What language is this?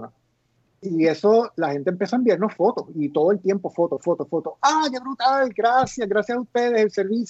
Spanish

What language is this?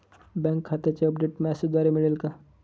Marathi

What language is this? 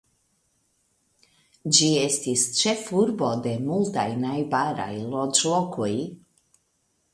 Esperanto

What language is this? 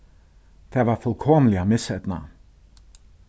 Faroese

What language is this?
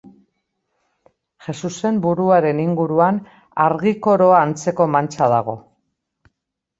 Basque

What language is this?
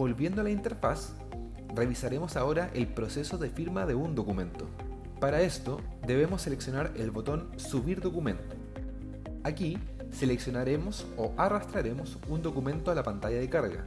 Spanish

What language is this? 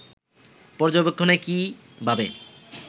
Bangla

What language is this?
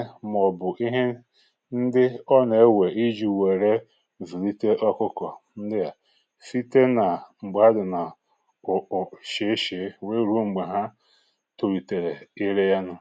Igbo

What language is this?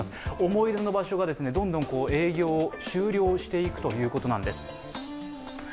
Japanese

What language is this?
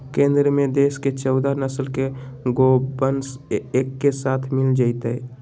Magahi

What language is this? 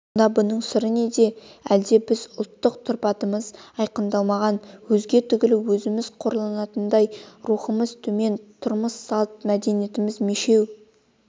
Kazakh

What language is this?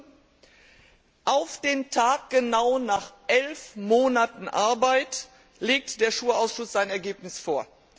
German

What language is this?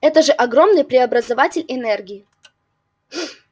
Russian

